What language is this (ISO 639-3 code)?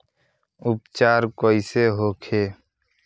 bho